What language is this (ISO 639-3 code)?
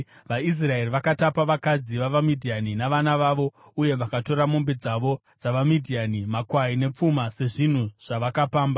sna